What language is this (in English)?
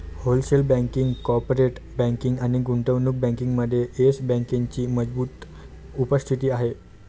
Marathi